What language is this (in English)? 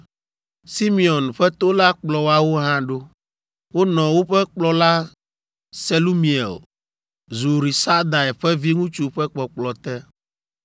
Ewe